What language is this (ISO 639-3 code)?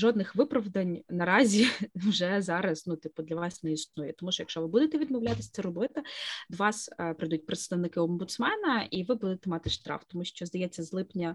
ukr